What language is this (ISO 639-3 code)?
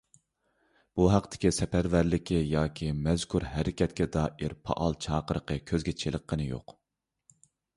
uig